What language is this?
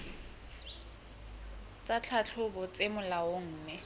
Southern Sotho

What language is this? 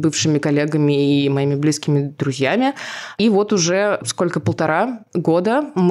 Russian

